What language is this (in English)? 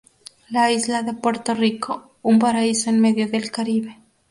Spanish